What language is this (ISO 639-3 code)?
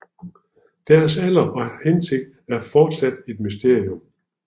dan